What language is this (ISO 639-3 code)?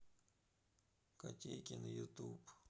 rus